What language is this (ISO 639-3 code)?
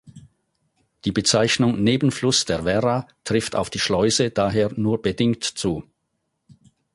deu